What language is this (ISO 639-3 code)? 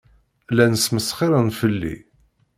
kab